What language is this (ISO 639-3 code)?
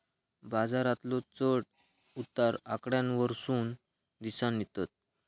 mar